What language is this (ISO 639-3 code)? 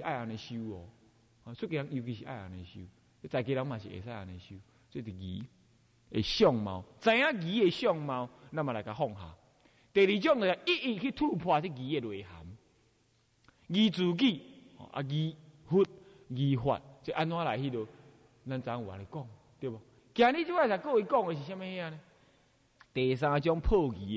zho